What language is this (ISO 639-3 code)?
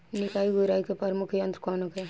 bho